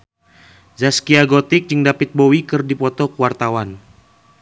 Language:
Sundanese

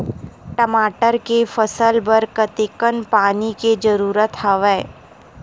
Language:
Chhattisgarhi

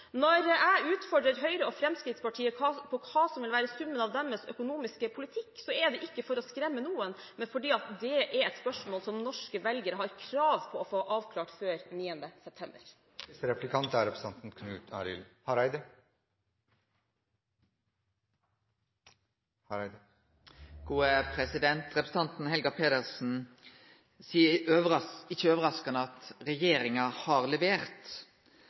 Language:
Norwegian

